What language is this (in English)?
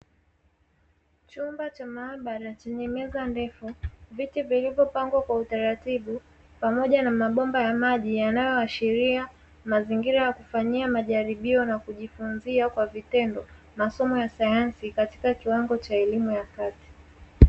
Swahili